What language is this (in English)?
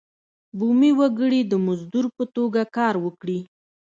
Pashto